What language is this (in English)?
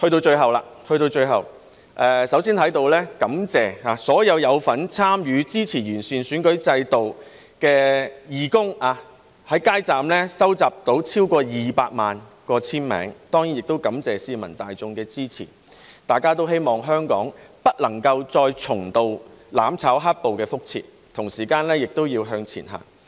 Cantonese